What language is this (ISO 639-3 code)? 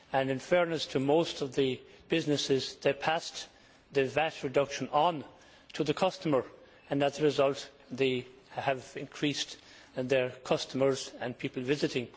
eng